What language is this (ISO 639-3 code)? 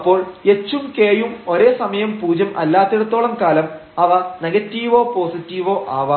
mal